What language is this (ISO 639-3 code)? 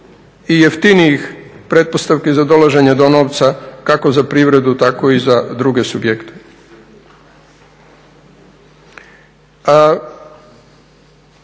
hrv